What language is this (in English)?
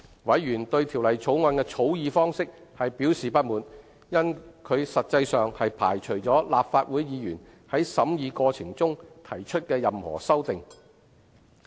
Cantonese